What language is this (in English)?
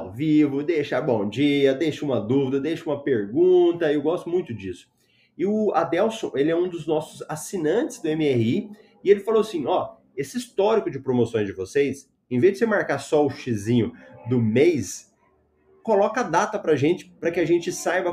Portuguese